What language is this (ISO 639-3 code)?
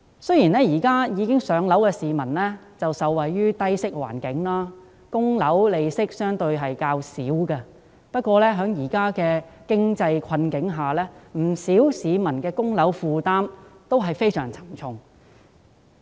yue